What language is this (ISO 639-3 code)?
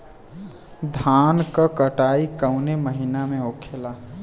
bho